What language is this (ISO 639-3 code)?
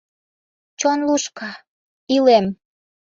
chm